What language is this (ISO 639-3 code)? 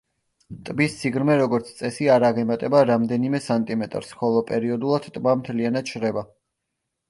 kat